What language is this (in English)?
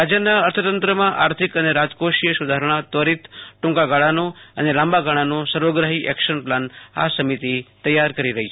Gujarati